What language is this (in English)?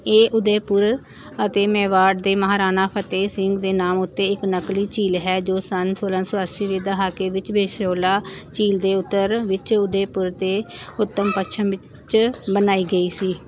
Punjabi